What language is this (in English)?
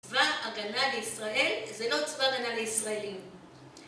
Hebrew